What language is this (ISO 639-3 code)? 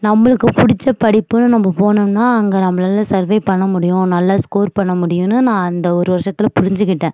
tam